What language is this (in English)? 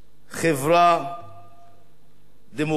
Hebrew